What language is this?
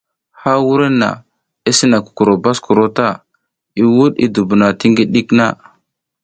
South Giziga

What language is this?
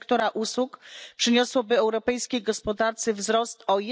Polish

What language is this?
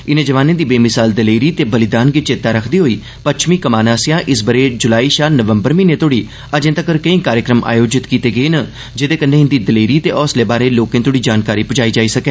Dogri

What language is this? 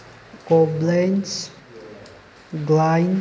Manipuri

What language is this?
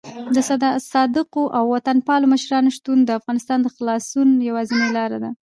Pashto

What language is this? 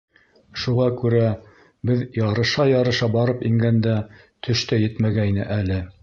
Bashkir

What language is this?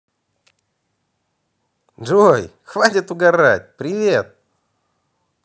Russian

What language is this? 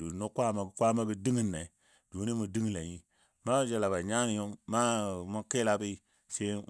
Dadiya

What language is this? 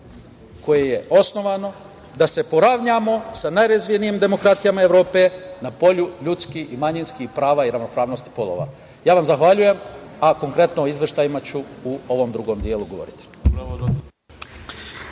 Serbian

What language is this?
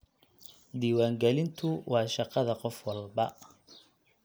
Somali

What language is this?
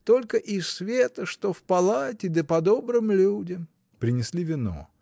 Russian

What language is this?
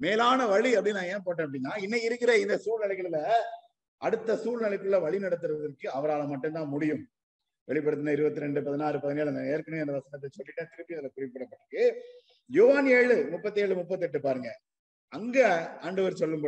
Tamil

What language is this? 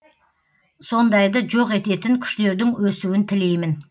Kazakh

